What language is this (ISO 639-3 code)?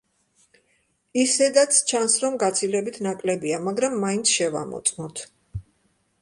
kat